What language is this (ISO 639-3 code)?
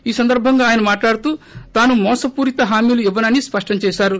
tel